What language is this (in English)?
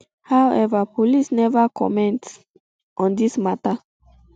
Nigerian Pidgin